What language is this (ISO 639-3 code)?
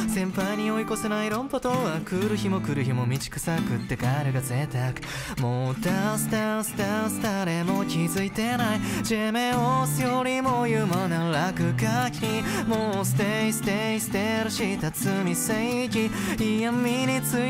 jpn